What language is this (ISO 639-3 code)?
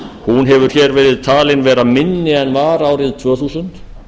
isl